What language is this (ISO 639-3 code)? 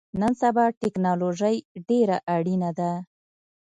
pus